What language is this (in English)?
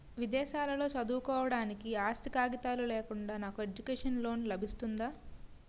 Telugu